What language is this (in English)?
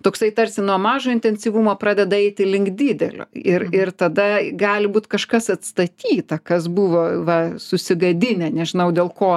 Lithuanian